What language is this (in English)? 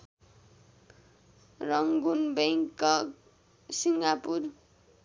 Nepali